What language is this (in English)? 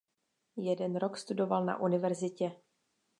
Czech